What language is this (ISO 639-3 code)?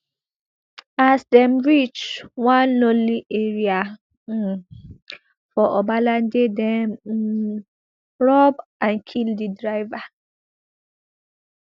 pcm